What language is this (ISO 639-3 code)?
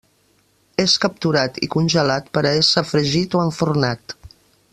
cat